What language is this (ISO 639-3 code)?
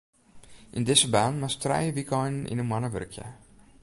fry